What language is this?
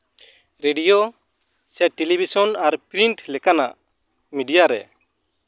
Santali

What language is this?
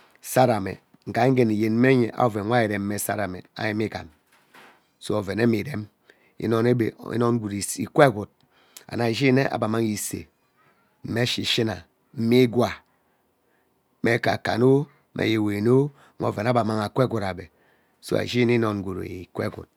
Ubaghara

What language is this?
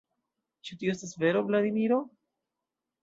Esperanto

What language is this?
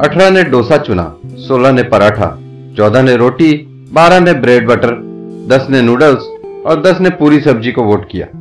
Hindi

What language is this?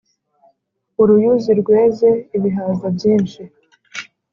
Kinyarwanda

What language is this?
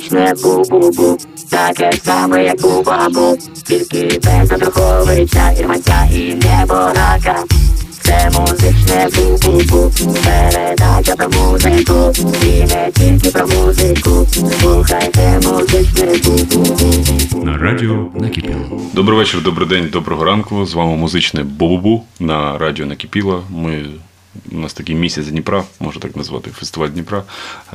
Ukrainian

